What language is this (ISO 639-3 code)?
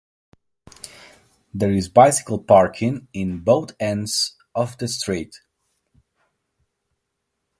eng